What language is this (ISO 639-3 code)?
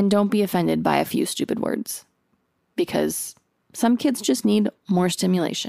eng